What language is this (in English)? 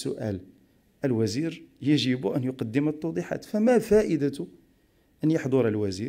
Arabic